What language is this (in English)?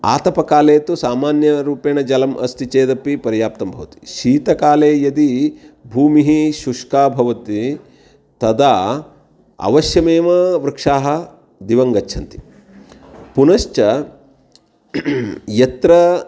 Sanskrit